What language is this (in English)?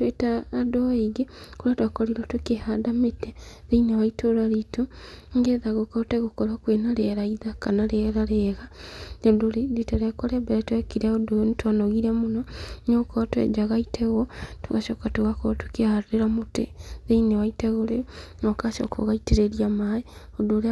Kikuyu